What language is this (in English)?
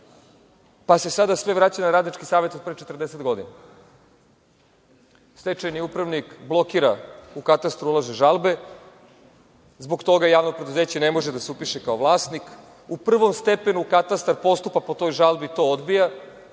Serbian